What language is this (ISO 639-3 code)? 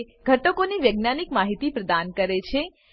guj